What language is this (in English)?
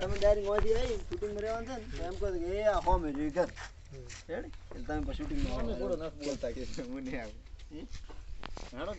Gujarati